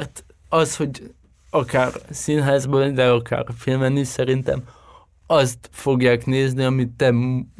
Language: Hungarian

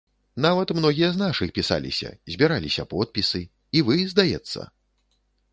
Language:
Belarusian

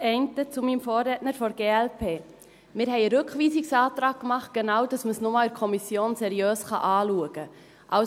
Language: Swiss German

